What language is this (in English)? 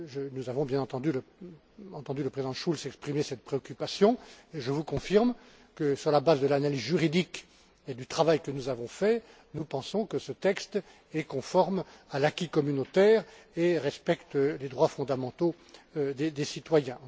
French